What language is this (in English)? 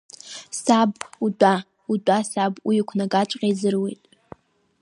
Abkhazian